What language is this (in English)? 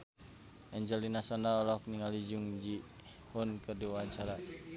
Sundanese